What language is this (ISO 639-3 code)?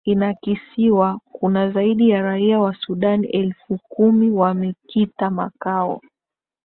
swa